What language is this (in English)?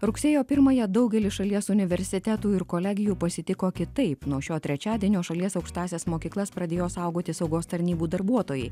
Lithuanian